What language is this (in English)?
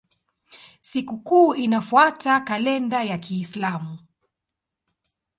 Swahili